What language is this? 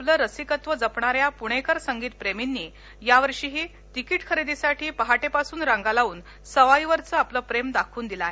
Marathi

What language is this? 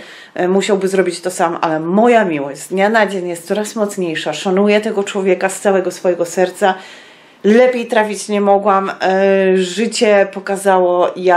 Polish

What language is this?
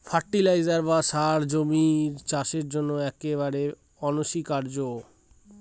Bangla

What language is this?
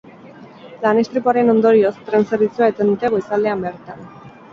Basque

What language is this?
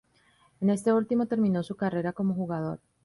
Spanish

